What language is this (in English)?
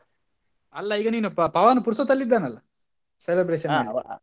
Kannada